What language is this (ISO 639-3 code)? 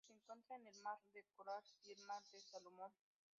spa